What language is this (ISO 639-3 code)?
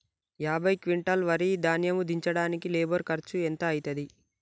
tel